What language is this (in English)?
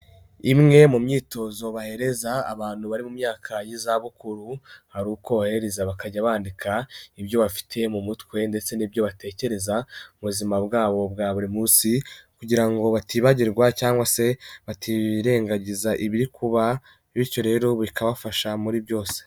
Kinyarwanda